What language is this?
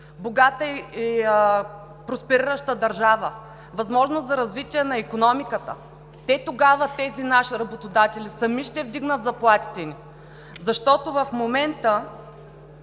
Bulgarian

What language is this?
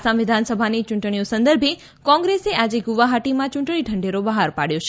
Gujarati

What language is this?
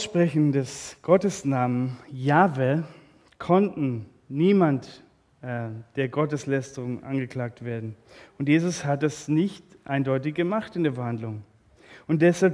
German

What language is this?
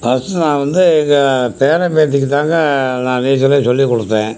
Tamil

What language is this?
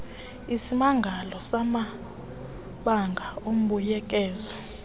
Xhosa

